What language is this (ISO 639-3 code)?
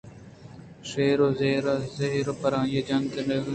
bgp